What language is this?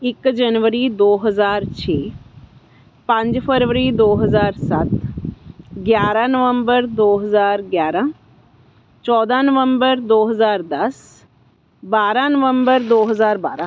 Punjabi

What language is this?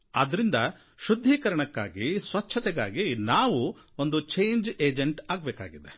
Kannada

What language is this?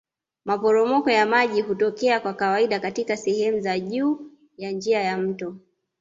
Swahili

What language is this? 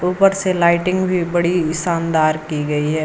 Hindi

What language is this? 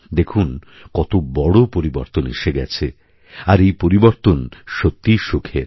Bangla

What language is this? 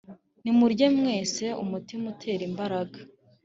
Kinyarwanda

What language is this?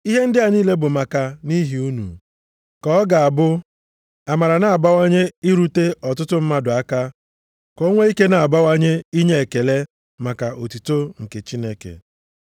Igbo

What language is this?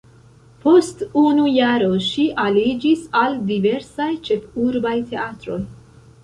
Esperanto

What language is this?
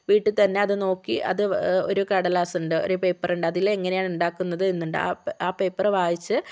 Malayalam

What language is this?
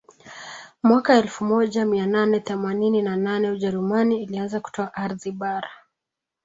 Swahili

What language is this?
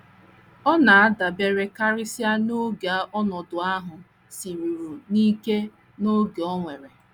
Igbo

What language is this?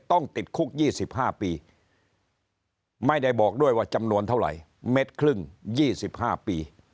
Thai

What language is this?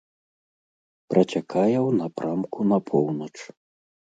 Belarusian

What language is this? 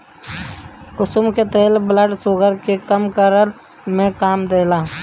Bhojpuri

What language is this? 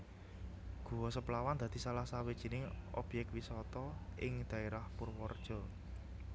Javanese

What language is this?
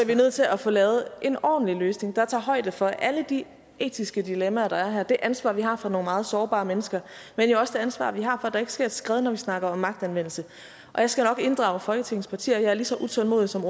Danish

